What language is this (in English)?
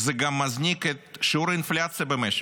Hebrew